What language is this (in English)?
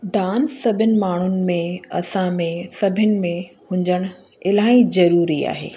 Sindhi